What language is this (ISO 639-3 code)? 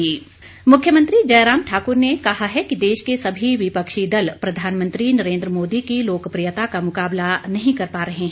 hin